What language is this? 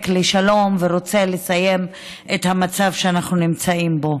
Hebrew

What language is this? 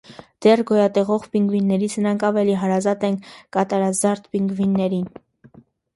Armenian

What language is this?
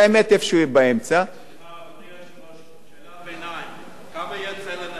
Hebrew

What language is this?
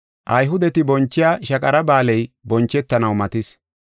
Gofa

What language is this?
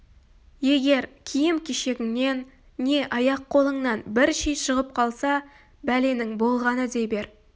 Kazakh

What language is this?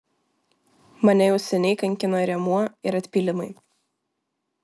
Lithuanian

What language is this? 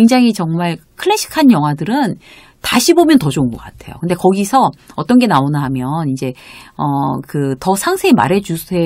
Korean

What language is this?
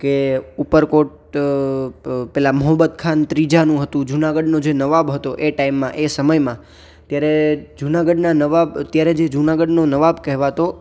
Gujarati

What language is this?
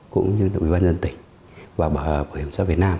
Vietnamese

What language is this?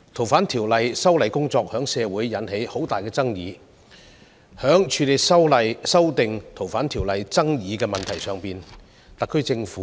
Cantonese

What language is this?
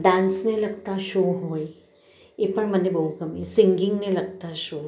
Gujarati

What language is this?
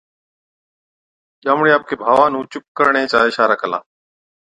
Od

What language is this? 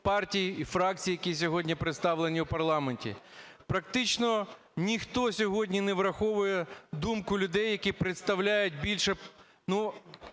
Ukrainian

